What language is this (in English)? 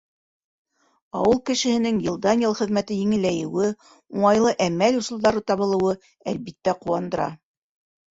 Bashkir